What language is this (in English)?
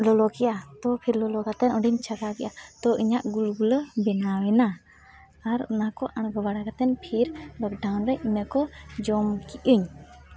Santali